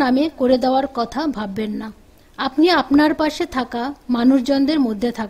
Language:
Turkish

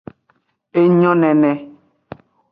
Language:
Aja (Benin)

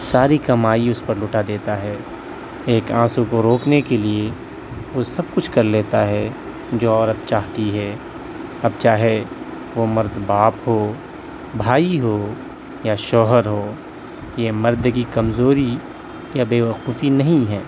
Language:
Urdu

